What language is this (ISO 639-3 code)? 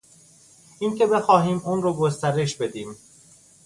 fas